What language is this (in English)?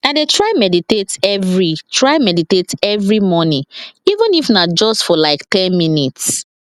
Nigerian Pidgin